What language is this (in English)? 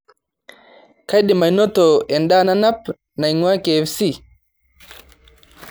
Masai